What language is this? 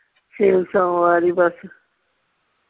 Punjabi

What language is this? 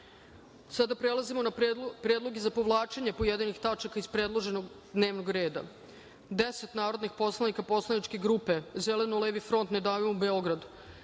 Serbian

